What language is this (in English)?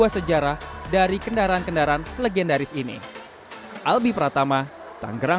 Indonesian